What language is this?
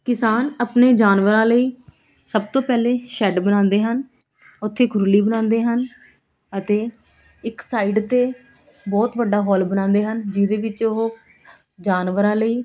Punjabi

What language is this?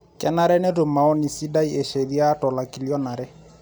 Masai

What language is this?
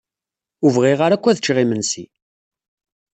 Kabyle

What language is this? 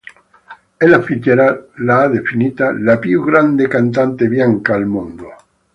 Italian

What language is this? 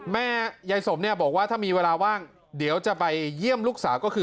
Thai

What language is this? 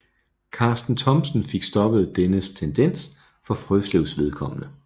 Danish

